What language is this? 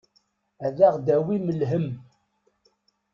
Kabyle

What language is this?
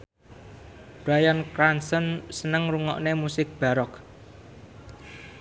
Javanese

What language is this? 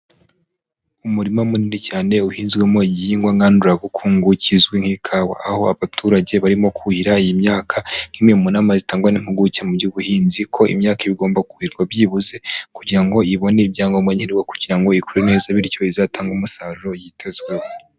Kinyarwanda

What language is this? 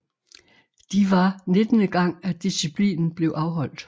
Danish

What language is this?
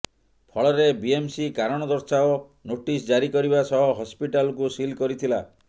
Odia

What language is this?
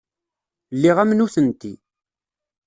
Kabyle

